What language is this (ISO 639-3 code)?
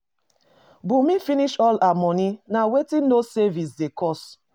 pcm